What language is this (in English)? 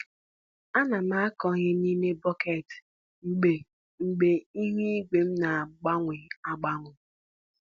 Igbo